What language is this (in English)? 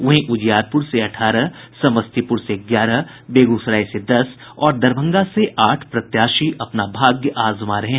Hindi